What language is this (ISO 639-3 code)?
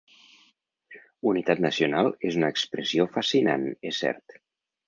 cat